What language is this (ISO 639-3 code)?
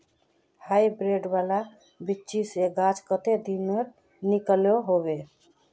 mag